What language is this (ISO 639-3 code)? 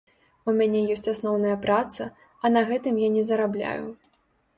bel